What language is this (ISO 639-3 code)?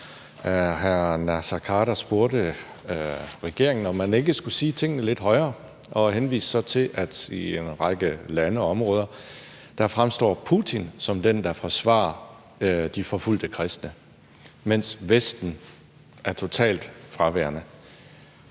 dan